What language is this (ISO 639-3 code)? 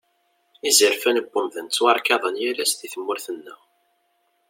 kab